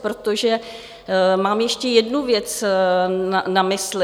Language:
Czech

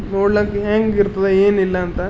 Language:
Kannada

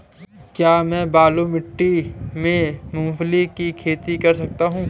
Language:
Hindi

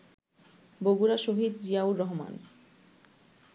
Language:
Bangla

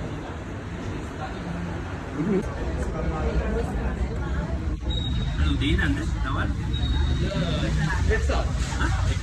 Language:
Sinhala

